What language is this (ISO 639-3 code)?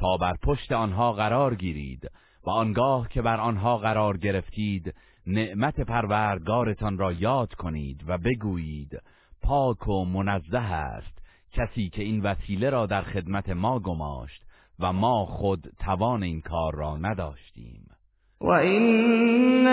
fas